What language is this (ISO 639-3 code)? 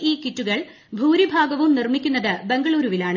mal